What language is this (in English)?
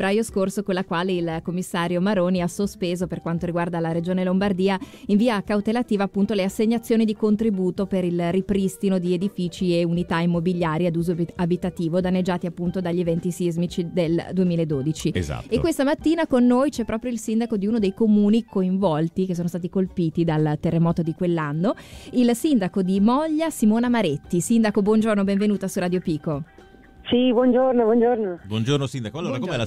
Italian